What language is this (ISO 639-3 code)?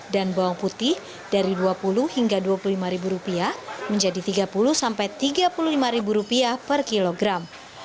ind